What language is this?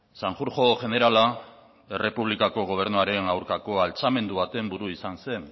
Basque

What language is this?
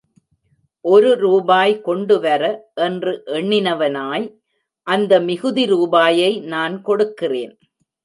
Tamil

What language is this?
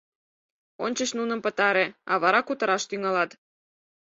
Mari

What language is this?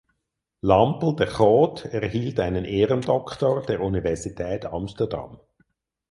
German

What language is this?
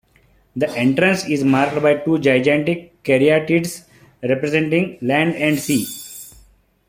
English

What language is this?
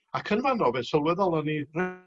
Welsh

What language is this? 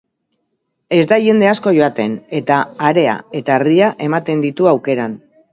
Basque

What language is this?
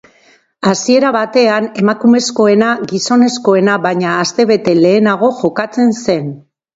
Basque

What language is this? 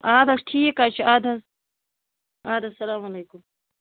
Kashmiri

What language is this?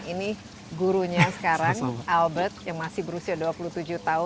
Indonesian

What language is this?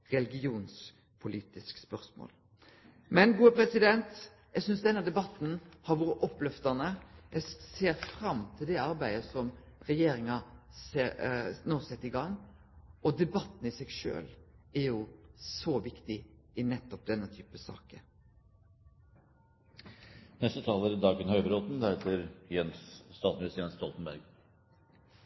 Norwegian Nynorsk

